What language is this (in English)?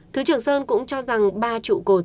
Vietnamese